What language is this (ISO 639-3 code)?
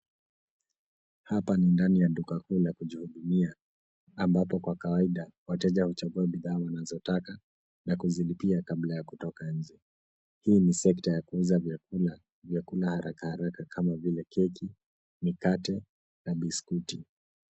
swa